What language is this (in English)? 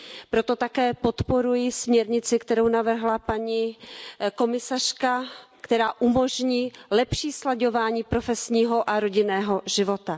Czech